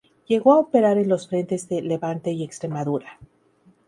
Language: Spanish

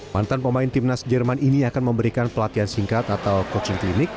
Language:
Indonesian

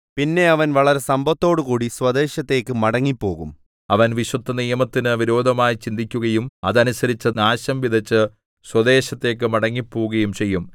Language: Malayalam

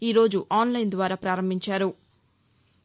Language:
Telugu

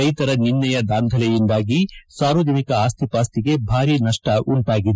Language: Kannada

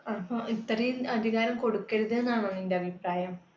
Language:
Malayalam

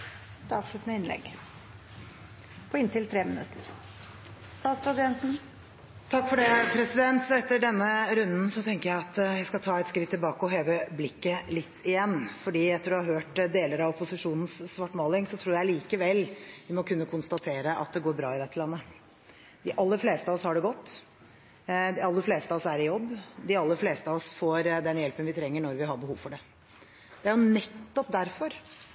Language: Norwegian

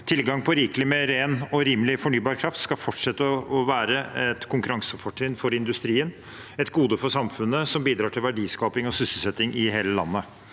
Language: Norwegian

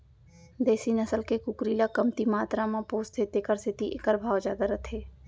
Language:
Chhattisgarhi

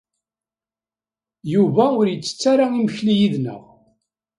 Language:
Kabyle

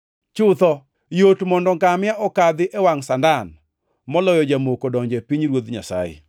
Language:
Luo (Kenya and Tanzania)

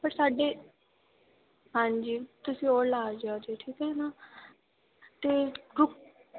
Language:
Punjabi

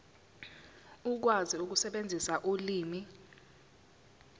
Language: Zulu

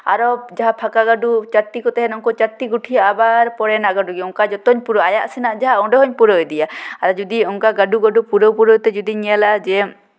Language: Santali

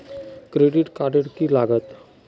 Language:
Magahi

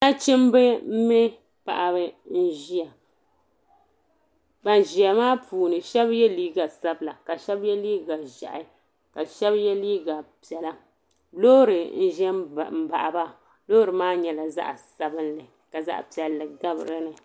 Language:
Dagbani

